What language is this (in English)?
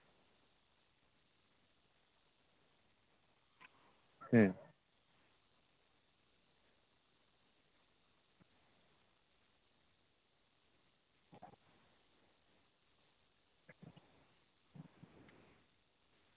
Santali